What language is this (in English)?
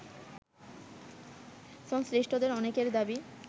Bangla